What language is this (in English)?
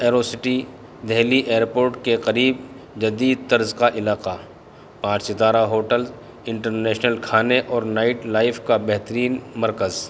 Urdu